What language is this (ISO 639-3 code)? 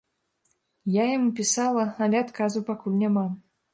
bel